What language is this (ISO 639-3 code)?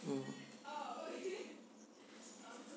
eng